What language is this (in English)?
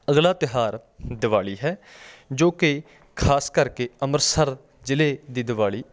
Punjabi